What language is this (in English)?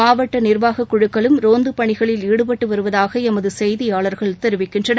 Tamil